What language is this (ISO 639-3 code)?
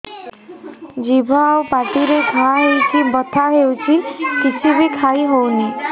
ori